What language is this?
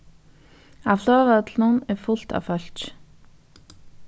Faroese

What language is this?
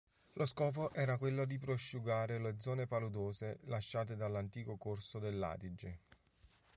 Italian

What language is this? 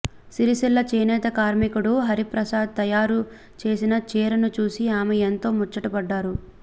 Telugu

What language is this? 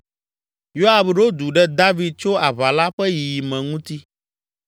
Ewe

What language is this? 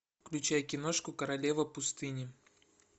Russian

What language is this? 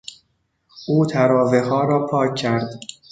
Persian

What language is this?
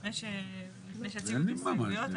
Hebrew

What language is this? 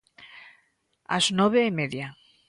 Galician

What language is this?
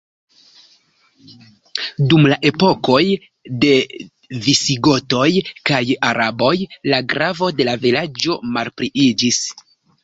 Esperanto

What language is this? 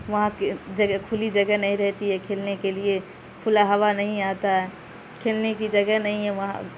Urdu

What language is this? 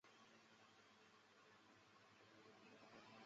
Chinese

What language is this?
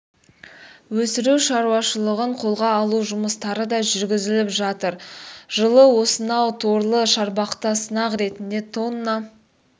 Kazakh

